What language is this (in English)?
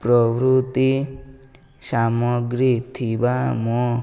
Odia